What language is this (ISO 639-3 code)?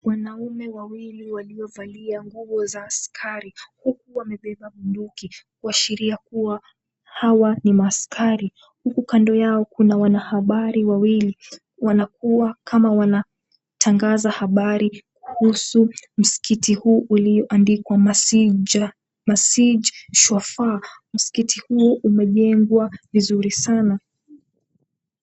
swa